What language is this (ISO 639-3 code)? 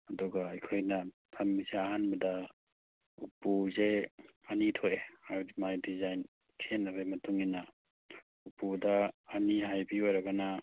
mni